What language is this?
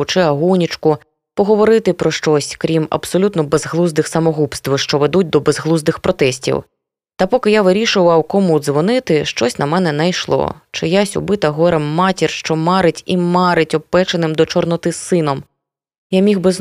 Ukrainian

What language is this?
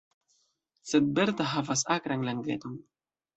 Esperanto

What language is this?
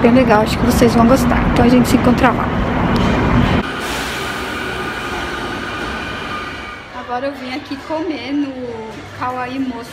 Portuguese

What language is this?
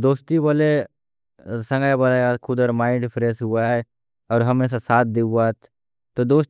Tulu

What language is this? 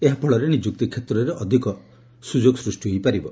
Odia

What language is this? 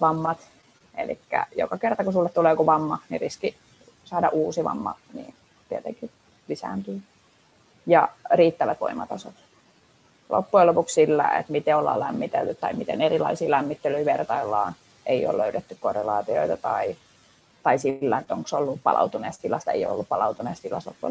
Finnish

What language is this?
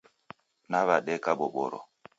Taita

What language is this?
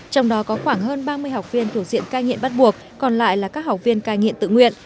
Vietnamese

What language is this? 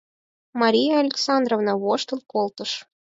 Mari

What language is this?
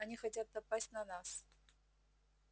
Russian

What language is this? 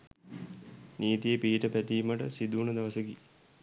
Sinhala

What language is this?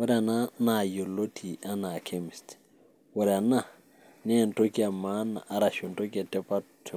Masai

